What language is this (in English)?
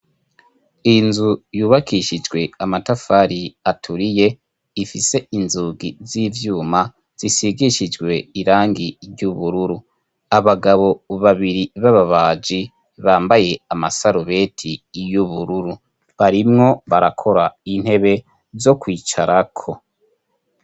Rundi